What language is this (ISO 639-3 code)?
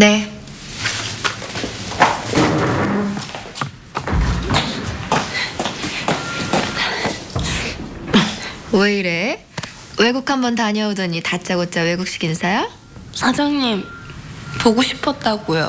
kor